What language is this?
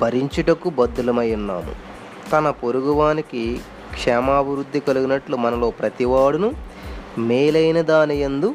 Telugu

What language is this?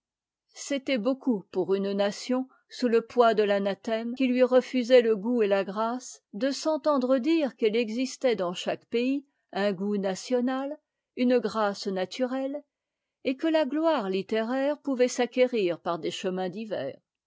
French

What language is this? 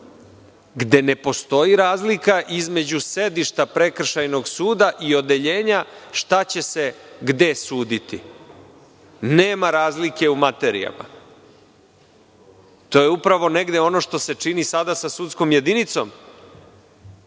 Serbian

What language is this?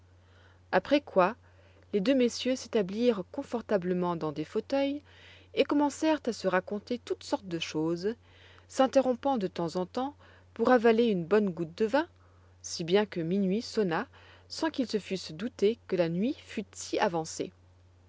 French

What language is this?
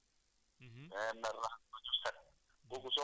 Wolof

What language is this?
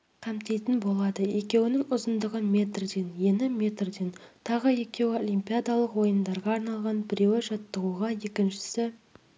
Kazakh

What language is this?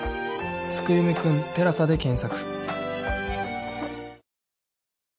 Japanese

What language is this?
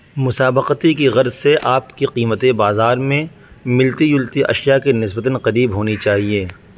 Urdu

